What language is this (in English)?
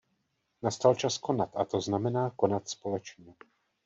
Czech